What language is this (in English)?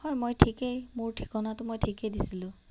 Assamese